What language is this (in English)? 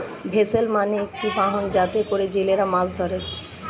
Bangla